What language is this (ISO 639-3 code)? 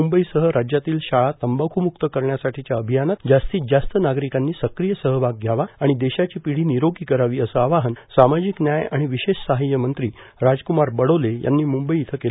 mar